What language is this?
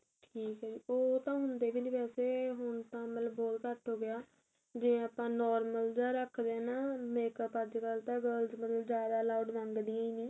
Punjabi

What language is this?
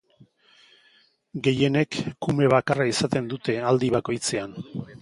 Basque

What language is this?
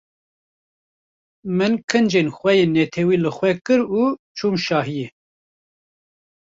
Kurdish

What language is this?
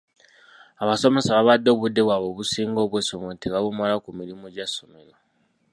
Ganda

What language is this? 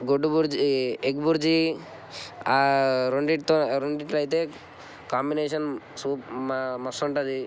Telugu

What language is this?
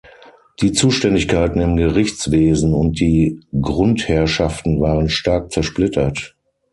German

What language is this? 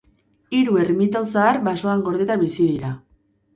Basque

